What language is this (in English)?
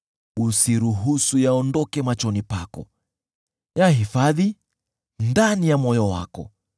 Swahili